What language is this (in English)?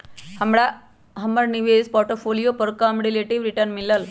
Magahi